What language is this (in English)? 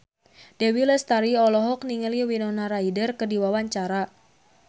Sundanese